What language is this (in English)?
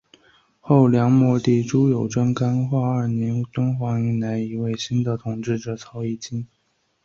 Chinese